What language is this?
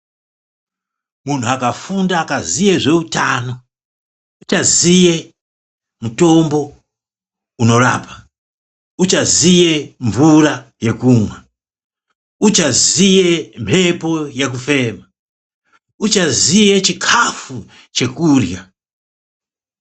Ndau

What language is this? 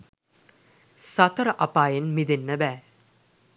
Sinhala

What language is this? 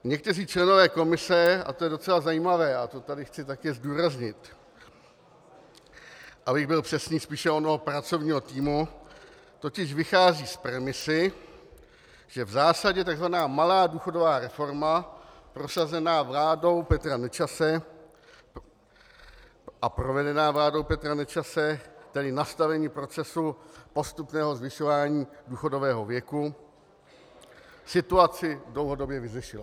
Czech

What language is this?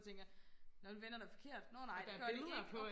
Danish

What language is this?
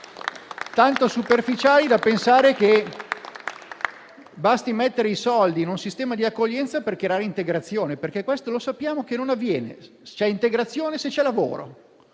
Italian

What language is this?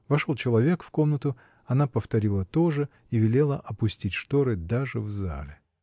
Russian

